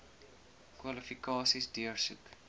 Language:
Afrikaans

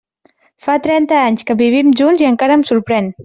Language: Catalan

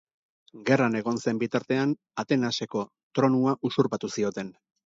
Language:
Basque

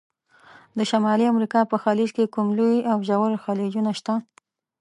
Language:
Pashto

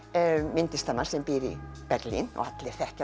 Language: Icelandic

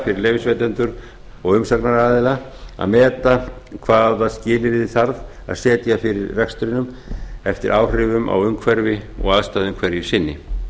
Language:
Icelandic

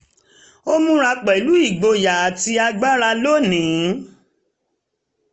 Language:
Yoruba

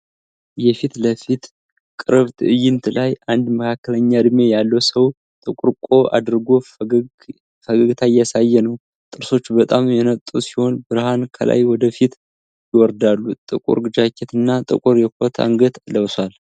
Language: Amharic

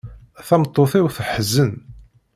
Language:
Kabyle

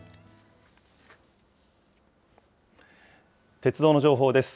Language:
Japanese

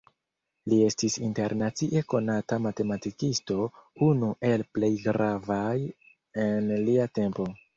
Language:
Esperanto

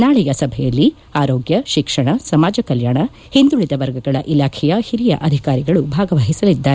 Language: Kannada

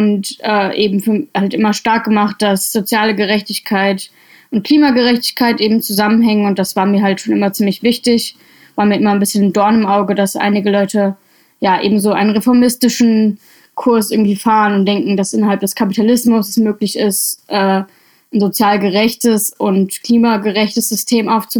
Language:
German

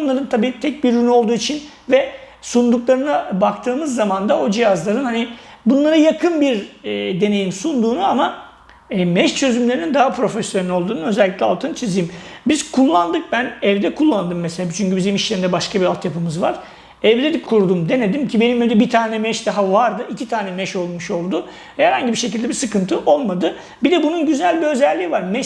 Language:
Turkish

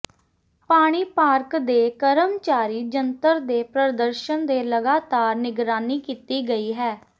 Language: Punjabi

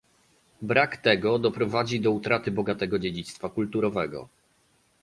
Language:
Polish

